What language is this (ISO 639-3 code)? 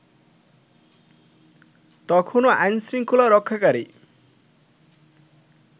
ben